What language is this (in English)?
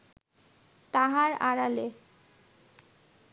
Bangla